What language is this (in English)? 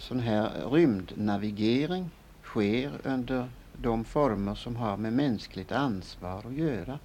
Swedish